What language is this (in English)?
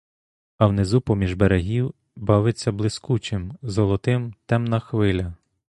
Ukrainian